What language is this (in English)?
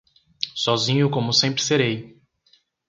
Portuguese